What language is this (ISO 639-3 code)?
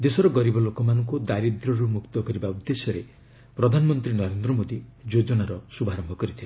ori